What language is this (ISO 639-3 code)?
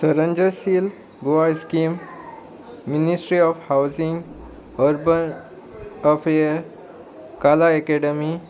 kok